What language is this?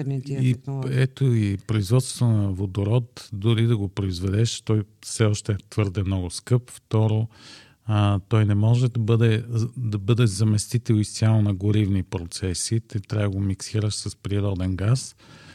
Bulgarian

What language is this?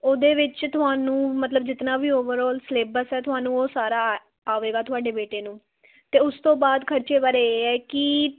Punjabi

